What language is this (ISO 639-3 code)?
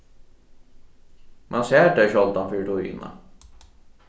fao